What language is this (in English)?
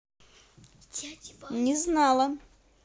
Russian